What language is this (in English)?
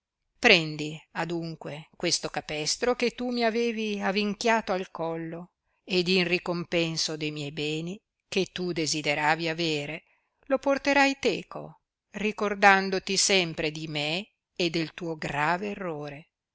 Italian